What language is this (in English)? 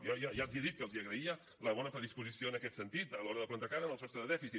Catalan